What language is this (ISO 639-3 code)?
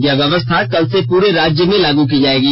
hin